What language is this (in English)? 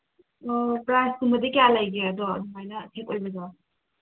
Manipuri